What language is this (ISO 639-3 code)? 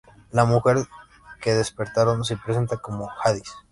spa